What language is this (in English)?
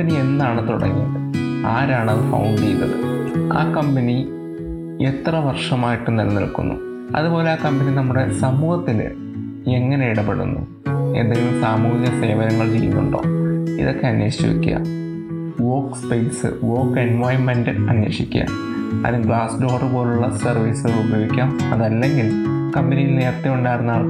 Malayalam